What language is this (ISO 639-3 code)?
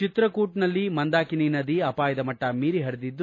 kan